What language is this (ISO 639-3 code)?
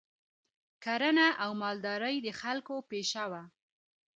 pus